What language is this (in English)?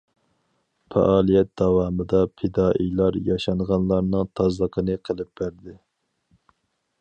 Uyghur